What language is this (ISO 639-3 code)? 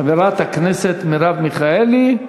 heb